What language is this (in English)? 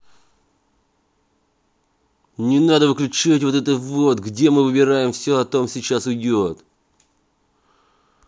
Russian